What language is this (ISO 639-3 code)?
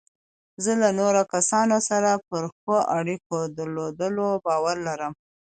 pus